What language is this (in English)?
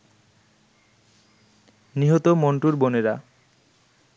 Bangla